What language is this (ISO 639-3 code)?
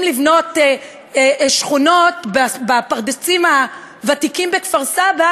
heb